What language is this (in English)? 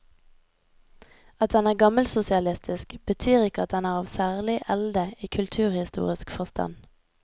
Norwegian